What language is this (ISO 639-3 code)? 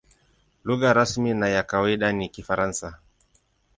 swa